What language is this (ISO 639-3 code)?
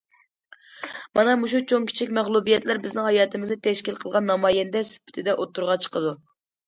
uig